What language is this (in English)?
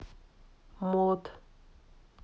Russian